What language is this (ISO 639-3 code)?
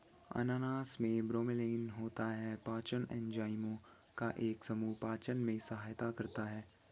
hin